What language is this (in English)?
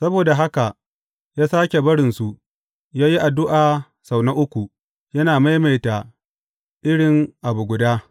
Hausa